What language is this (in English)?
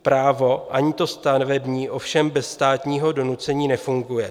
Czech